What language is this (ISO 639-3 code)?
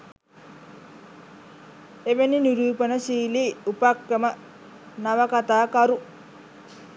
sin